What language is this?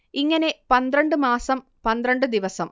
Malayalam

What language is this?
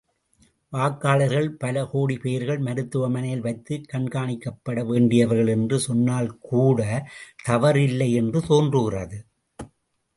Tamil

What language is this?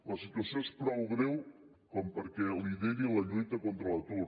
Catalan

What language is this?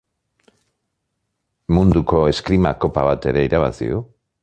Basque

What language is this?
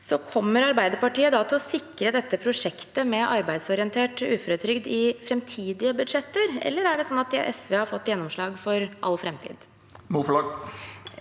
Norwegian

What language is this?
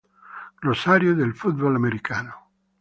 Italian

